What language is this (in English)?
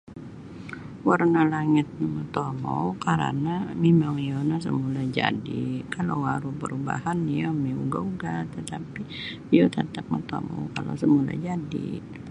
Sabah Bisaya